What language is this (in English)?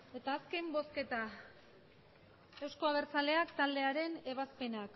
Basque